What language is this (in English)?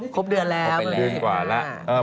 Thai